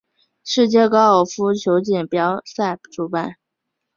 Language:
Chinese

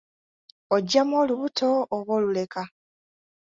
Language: Ganda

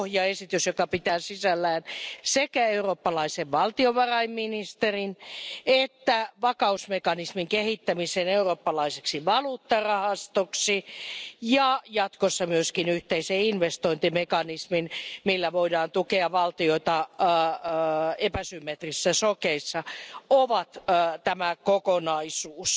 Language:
Finnish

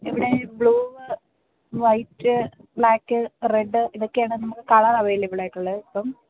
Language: Malayalam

